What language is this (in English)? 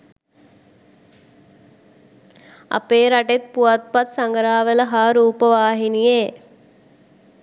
Sinhala